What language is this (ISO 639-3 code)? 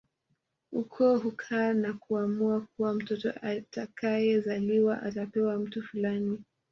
swa